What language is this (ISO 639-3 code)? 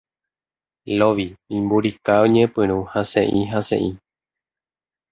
grn